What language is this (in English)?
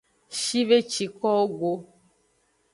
Aja (Benin)